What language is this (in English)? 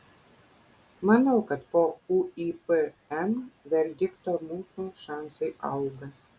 Lithuanian